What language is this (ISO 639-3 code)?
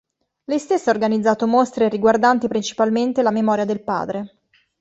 ita